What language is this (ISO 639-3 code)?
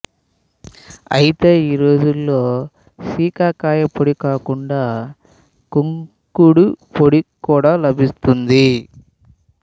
tel